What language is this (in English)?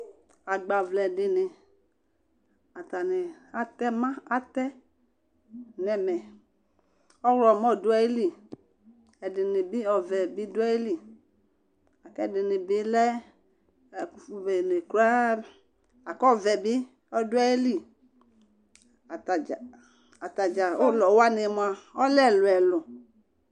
Ikposo